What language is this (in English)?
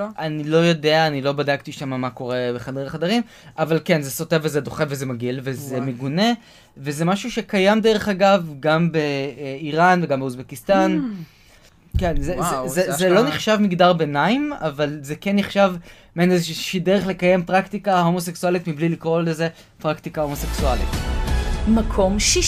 Hebrew